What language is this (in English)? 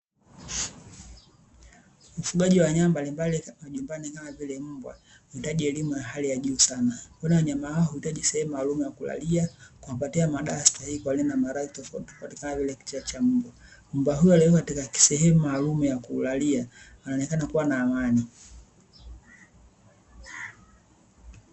Swahili